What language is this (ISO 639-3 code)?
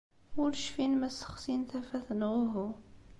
kab